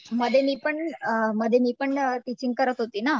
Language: Marathi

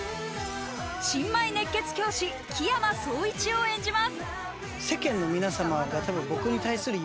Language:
Japanese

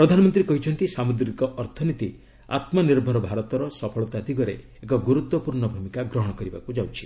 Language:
Odia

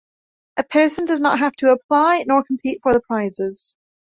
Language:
English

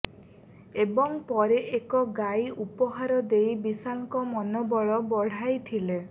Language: Odia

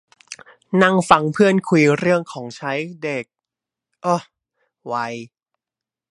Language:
Thai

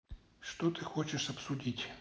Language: Russian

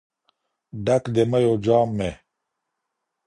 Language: Pashto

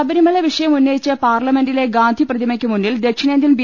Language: Malayalam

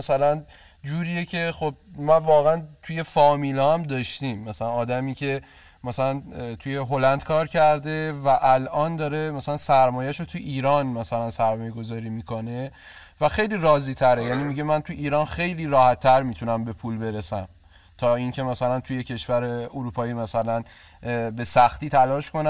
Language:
Persian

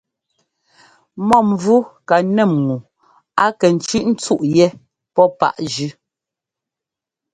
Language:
Ngomba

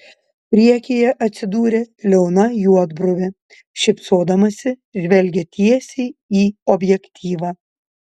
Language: Lithuanian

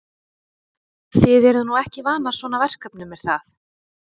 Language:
Icelandic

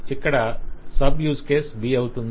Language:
Telugu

